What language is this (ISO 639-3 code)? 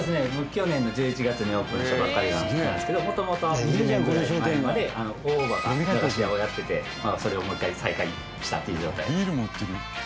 jpn